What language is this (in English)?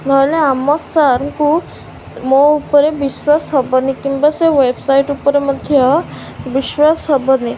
Odia